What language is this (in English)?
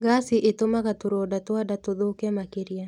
Kikuyu